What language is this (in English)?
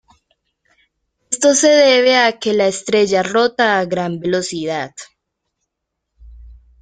Spanish